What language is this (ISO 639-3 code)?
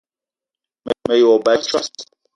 eto